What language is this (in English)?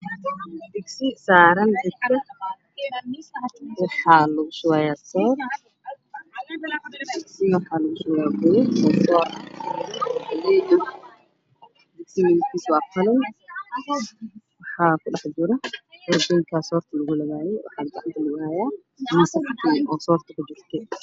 Somali